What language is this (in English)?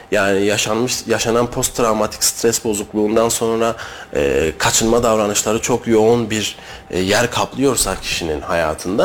Turkish